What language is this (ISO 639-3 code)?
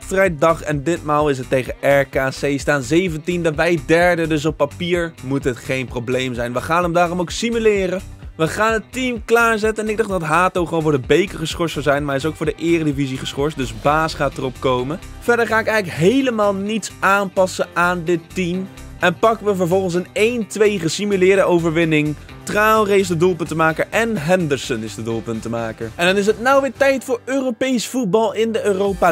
nld